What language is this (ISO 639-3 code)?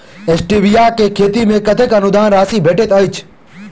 mai